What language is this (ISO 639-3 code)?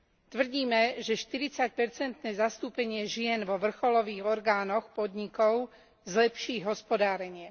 slk